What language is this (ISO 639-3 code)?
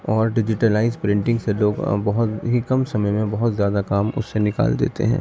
urd